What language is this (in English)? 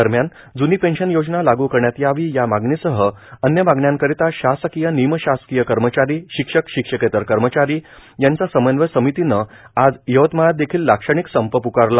Marathi